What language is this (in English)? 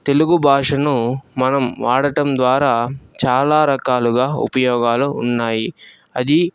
Telugu